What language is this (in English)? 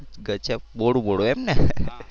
Gujarati